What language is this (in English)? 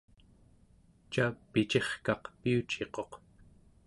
Central Yupik